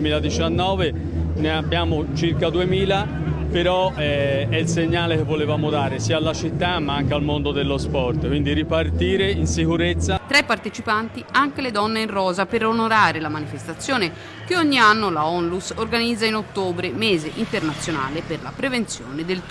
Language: Italian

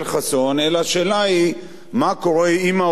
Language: Hebrew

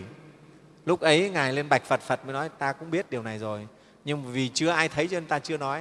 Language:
Vietnamese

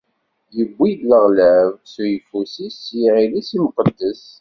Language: Kabyle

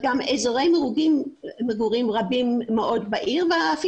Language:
Hebrew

